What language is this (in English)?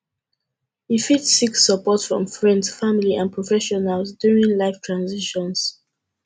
Nigerian Pidgin